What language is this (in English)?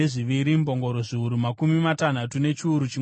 Shona